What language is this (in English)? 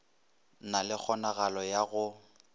Northern Sotho